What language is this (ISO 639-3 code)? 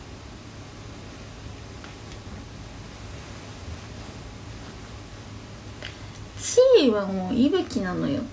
jpn